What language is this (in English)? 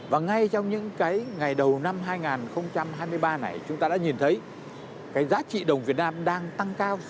Vietnamese